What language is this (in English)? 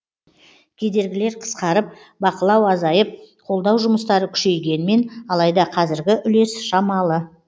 Kazakh